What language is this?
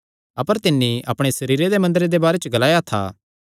Kangri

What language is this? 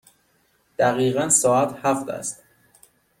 Persian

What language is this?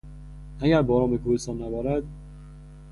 Persian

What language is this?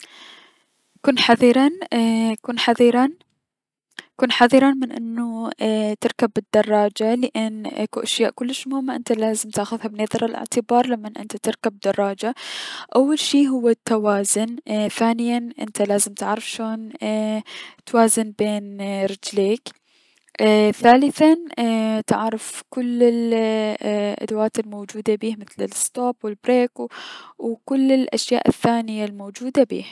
Mesopotamian Arabic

